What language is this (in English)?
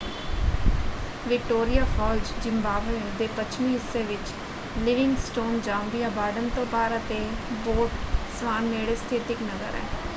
Punjabi